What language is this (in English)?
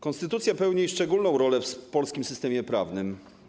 Polish